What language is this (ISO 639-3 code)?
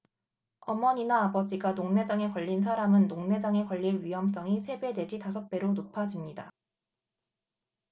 kor